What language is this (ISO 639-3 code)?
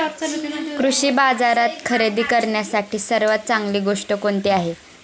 mar